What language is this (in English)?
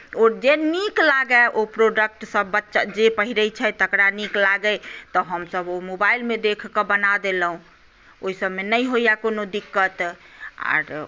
Maithili